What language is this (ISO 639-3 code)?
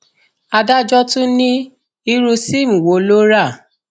yor